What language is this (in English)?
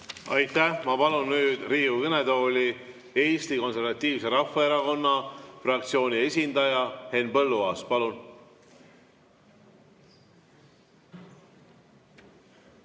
Estonian